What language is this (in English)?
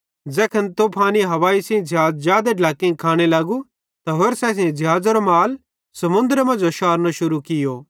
Bhadrawahi